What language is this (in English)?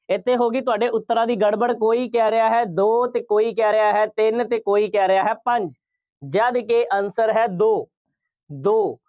Punjabi